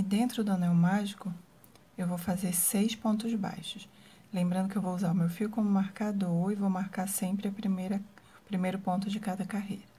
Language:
Portuguese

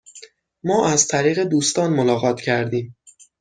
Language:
Persian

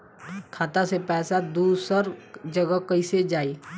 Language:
Bhojpuri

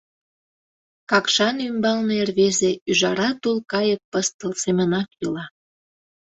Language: Mari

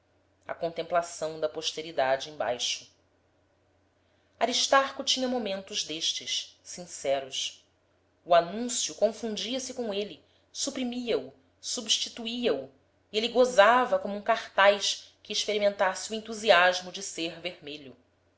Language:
Portuguese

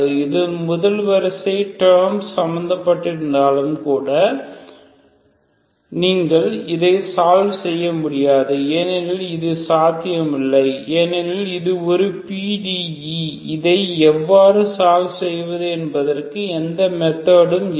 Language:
Tamil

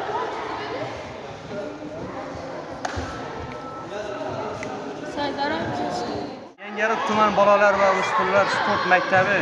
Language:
Turkish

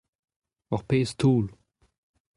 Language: Breton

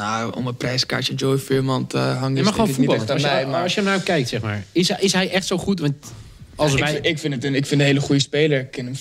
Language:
Dutch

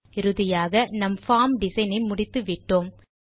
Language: Tamil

